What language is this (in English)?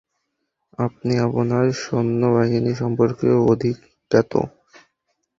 Bangla